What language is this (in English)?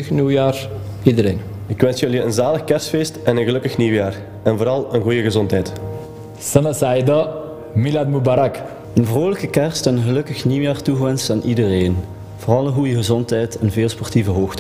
Dutch